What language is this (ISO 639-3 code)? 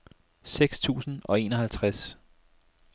dan